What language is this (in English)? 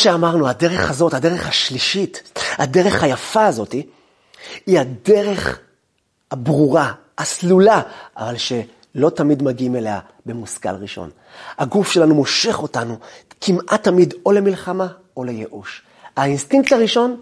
Hebrew